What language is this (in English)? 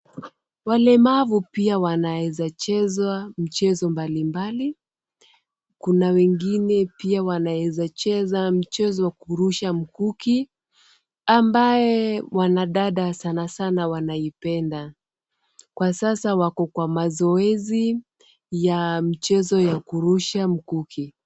Swahili